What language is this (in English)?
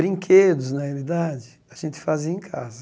Portuguese